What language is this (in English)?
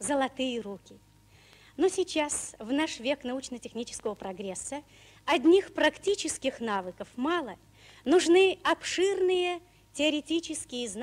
Russian